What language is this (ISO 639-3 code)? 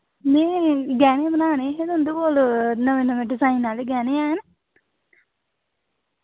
doi